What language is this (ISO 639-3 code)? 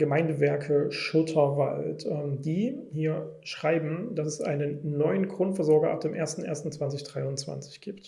deu